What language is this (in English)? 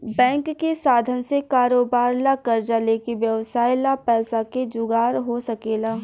Bhojpuri